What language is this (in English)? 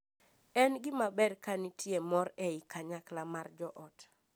Luo (Kenya and Tanzania)